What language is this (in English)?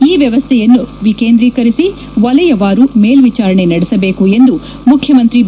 Kannada